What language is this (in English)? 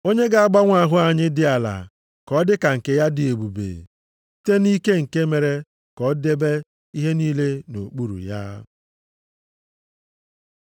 Igbo